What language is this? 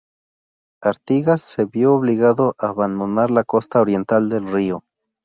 Spanish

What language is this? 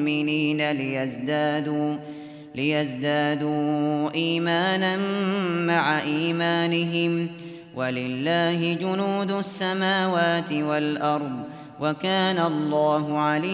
Arabic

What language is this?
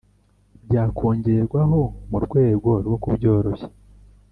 Kinyarwanda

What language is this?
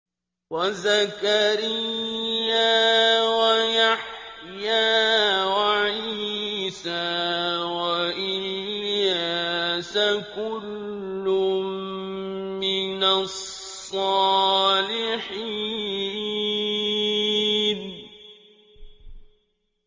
Arabic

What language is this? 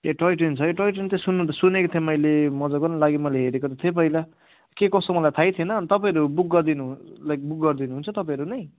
Nepali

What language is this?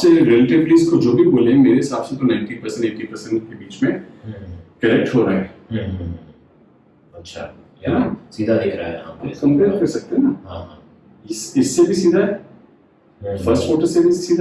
Hindi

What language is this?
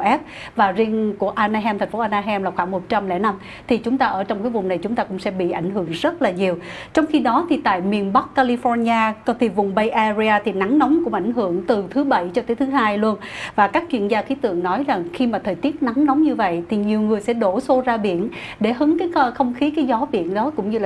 Vietnamese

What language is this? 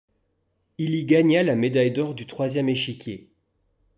French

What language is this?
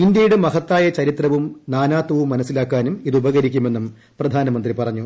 Malayalam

